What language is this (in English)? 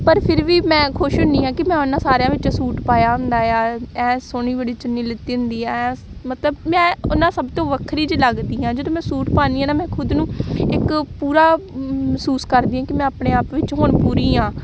Punjabi